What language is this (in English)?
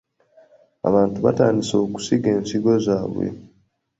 Ganda